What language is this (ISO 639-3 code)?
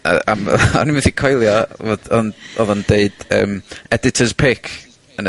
cym